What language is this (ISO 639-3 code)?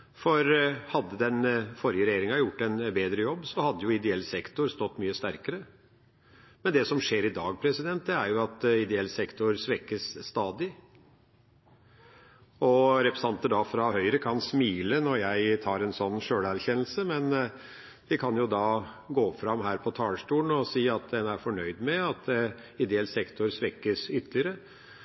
nob